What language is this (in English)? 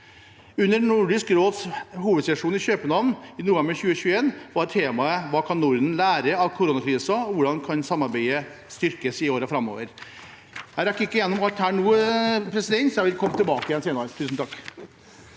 Norwegian